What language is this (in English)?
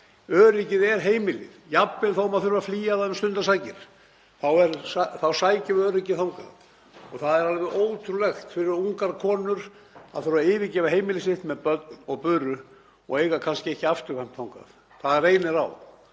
Icelandic